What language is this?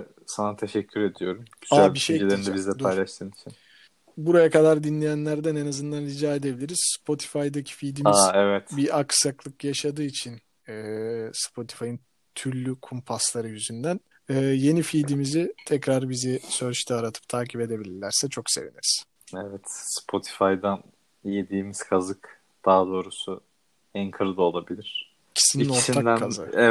Turkish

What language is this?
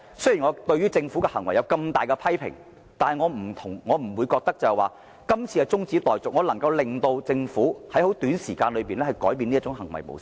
Cantonese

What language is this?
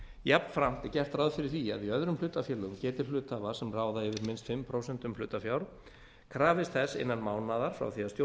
Icelandic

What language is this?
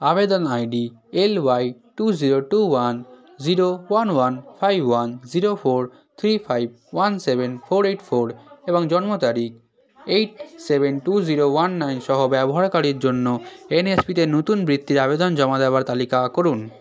Bangla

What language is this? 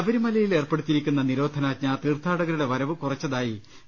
Malayalam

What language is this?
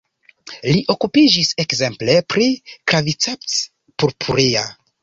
Esperanto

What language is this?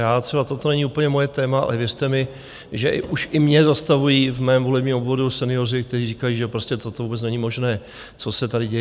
Czech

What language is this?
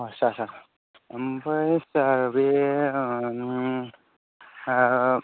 Bodo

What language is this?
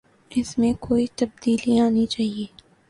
Urdu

